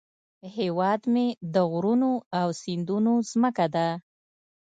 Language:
Pashto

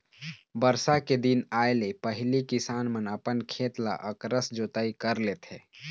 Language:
Chhattisgarhi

